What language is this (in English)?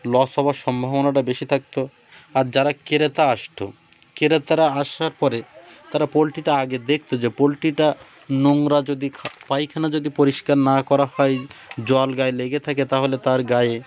Bangla